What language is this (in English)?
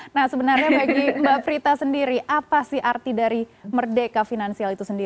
Indonesian